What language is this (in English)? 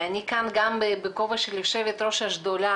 Hebrew